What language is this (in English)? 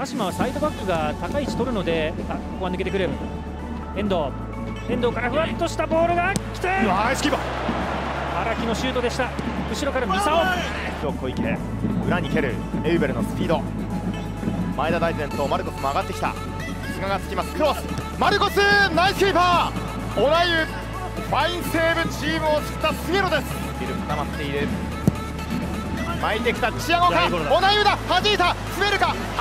Japanese